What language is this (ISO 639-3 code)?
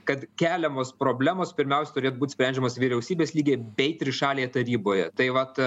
lit